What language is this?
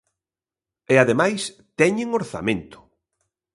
Galician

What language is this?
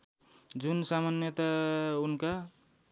Nepali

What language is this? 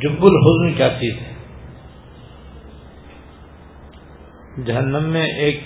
Urdu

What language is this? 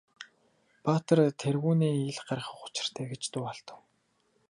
Mongolian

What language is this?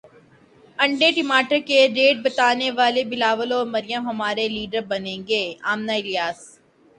Urdu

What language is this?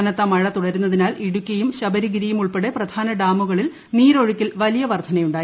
Malayalam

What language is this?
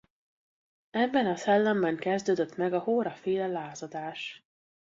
Hungarian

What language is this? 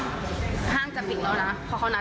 Thai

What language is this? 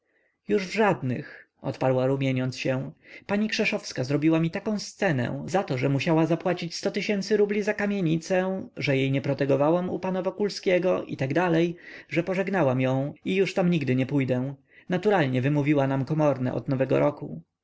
Polish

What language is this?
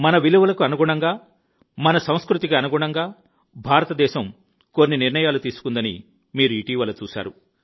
Telugu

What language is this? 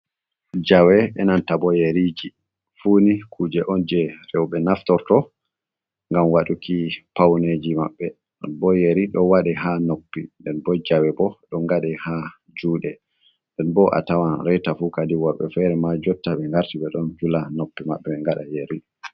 Fula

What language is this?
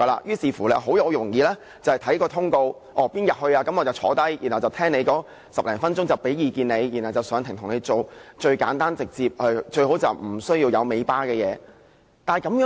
Cantonese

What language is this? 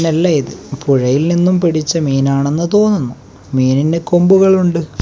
Malayalam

